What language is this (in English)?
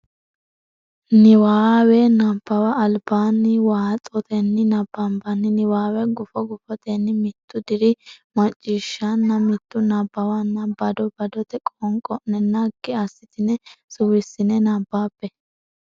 Sidamo